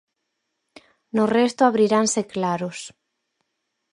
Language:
Galician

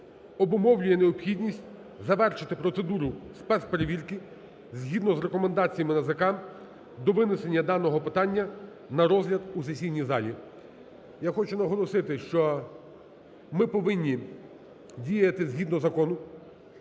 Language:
Ukrainian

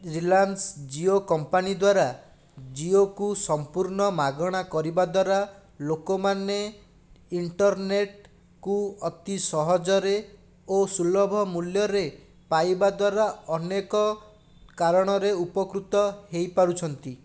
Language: Odia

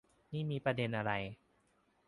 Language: Thai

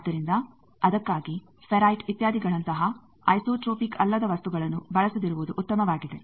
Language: Kannada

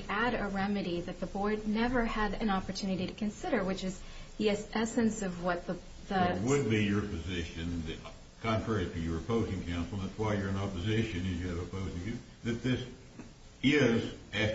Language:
English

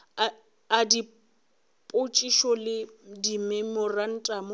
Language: Northern Sotho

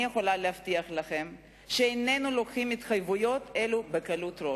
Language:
Hebrew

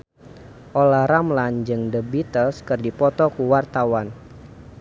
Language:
Sundanese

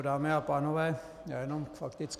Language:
Czech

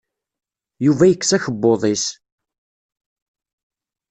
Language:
Kabyle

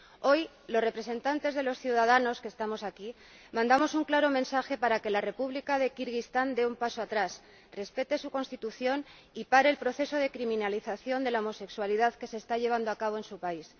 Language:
Spanish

